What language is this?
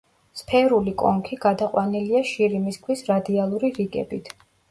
Georgian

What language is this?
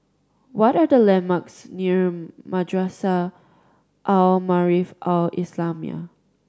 English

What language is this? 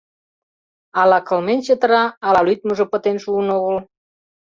Mari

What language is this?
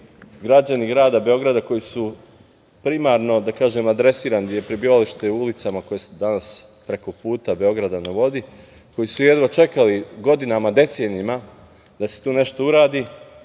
Serbian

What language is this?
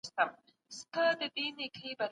Pashto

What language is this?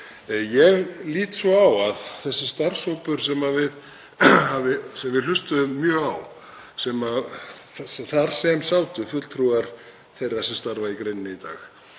Icelandic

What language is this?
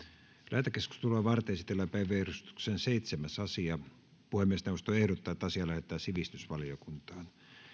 Finnish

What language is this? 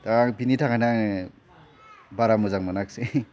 Bodo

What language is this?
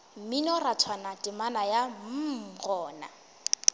Northern Sotho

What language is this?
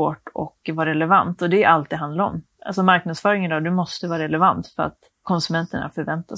Swedish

